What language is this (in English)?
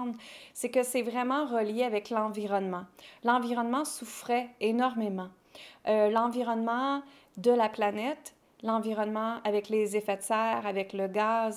French